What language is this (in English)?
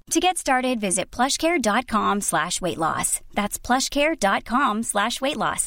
Filipino